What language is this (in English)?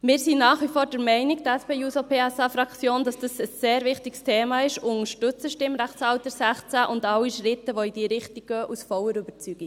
Swiss German